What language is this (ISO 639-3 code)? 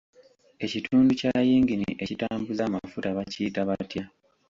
lug